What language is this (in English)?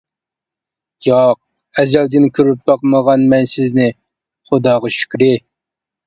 Uyghur